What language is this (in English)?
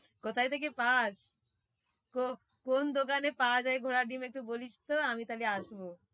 Bangla